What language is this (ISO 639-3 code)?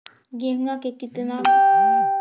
mag